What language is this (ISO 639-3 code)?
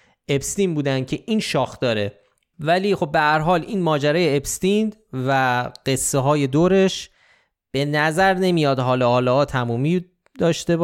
fas